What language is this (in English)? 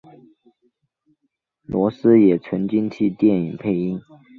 Chinese